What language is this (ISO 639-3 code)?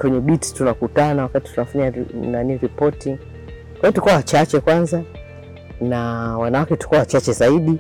swa